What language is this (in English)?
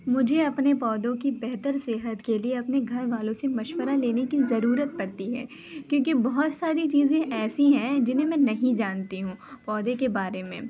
Urdu